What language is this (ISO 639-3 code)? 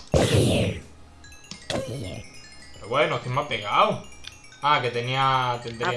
spa